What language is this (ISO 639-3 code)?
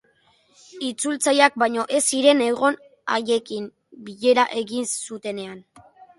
eus